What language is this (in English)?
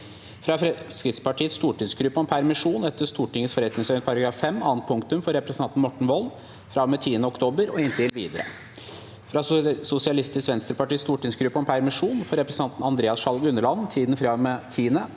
Norwegian